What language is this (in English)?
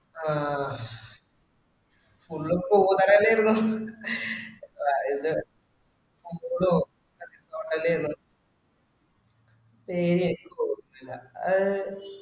Malayalam